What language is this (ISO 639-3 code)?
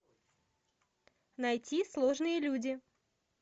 rus